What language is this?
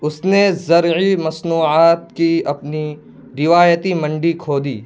Urdu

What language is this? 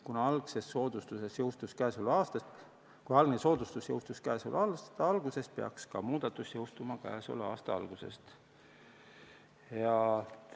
Estonian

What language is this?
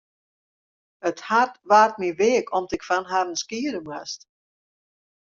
Western Frisian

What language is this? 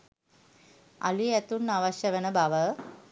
Sinhala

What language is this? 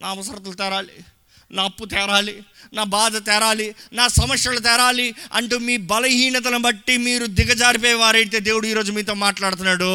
Telugu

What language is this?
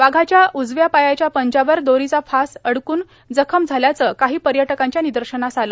Marathi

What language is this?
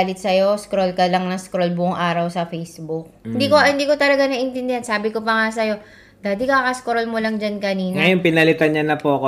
Filipino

